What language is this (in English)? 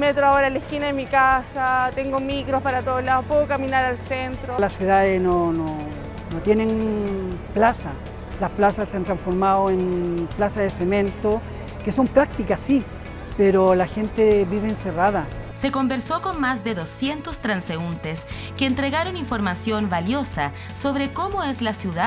Spanish